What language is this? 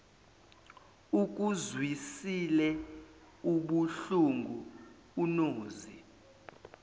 Zulu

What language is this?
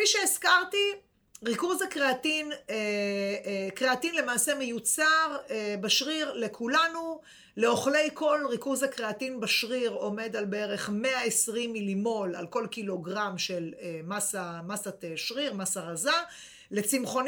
Hebrew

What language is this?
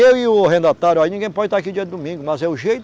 Portuguese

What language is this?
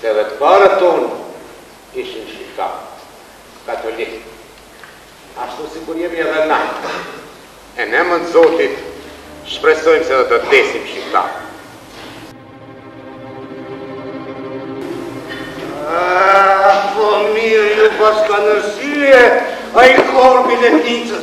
Romanian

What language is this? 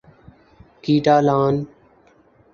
Urdu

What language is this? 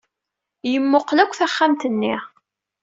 Kabyle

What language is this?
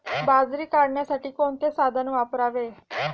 Marathi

